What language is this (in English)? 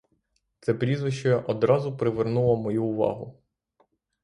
Ukrainian